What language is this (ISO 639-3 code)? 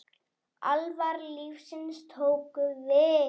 isl